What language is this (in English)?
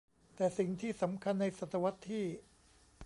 Thai